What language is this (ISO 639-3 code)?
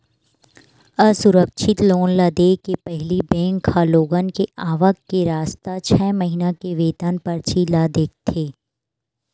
hne